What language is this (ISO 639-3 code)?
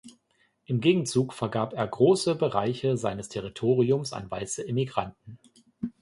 deu